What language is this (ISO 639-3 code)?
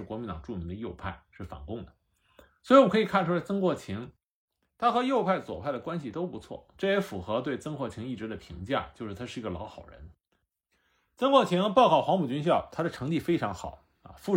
zho